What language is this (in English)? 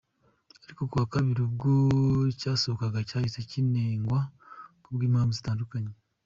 Kinyarwanda